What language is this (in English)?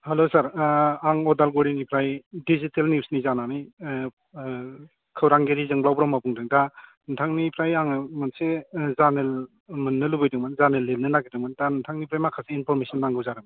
Bodo